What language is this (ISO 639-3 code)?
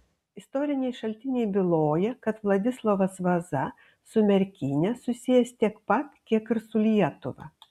lit